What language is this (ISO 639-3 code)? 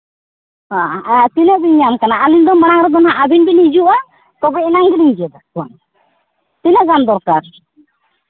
sat